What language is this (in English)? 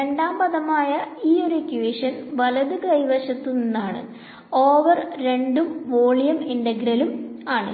Malayalam